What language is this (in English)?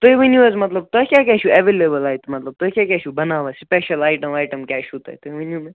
Kashmiri